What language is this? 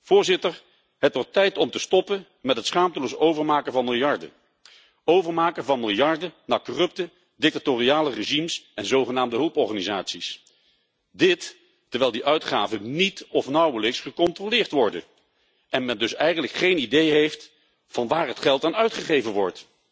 Dutch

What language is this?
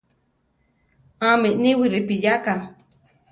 Central Tarahumara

